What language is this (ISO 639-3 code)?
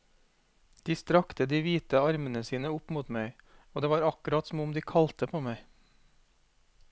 nor